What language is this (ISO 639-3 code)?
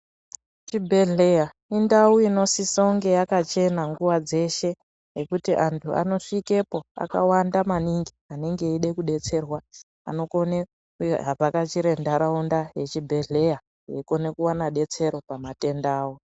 ndc